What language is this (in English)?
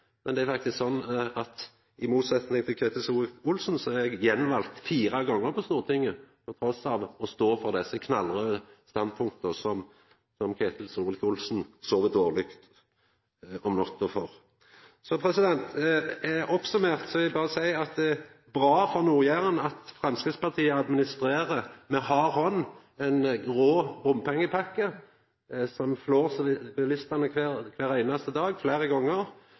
Norwegian Nynorsk